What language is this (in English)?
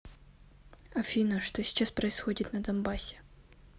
Russian